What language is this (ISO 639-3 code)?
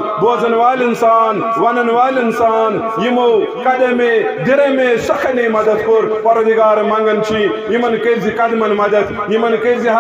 ron